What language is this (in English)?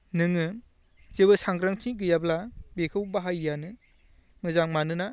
Bodo